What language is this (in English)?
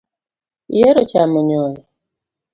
Luo (Kenya and Tanzania)